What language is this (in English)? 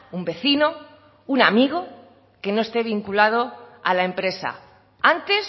Spanish